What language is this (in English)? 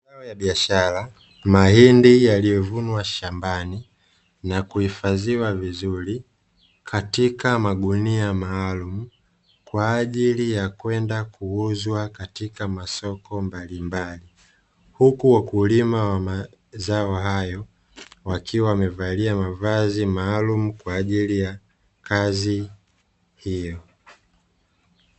Swahili